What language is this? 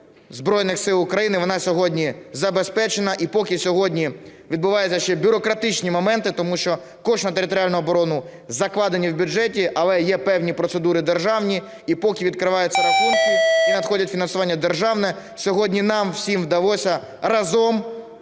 Ukrainian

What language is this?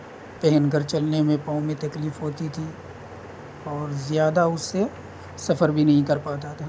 Urdu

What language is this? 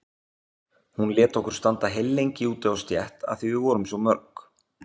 Icelandic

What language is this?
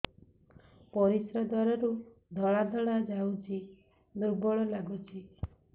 Odia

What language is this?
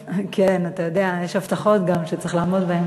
Hebrew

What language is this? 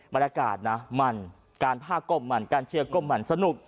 Thai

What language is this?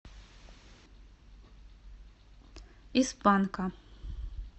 Russian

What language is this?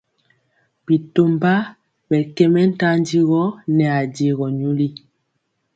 Mpiemo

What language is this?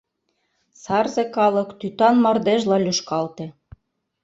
Mari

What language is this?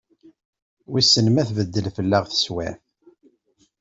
Kabyle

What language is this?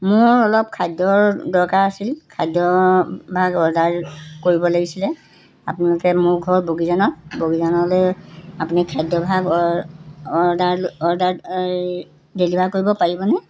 Assamese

